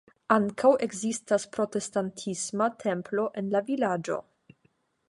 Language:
Esperanto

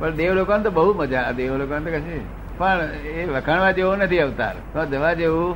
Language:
Gujarati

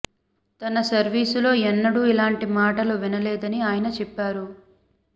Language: Telugu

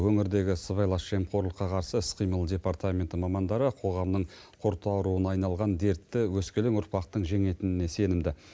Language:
Kazakh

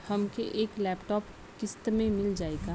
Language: Bhojpuri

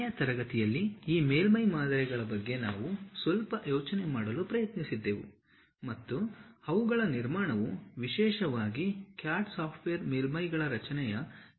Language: Kannada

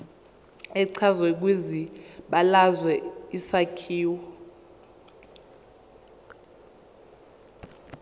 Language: Zulu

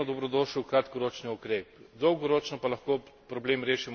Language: Slovenian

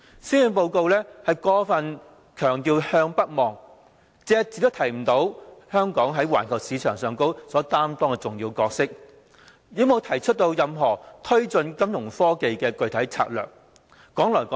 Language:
Cantonese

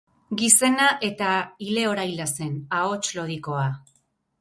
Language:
Basque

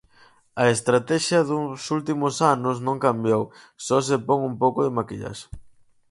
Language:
Galician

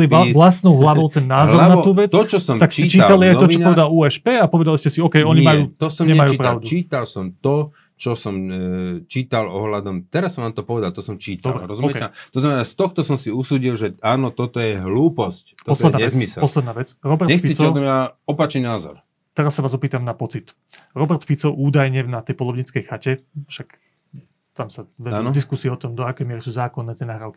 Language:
Slovak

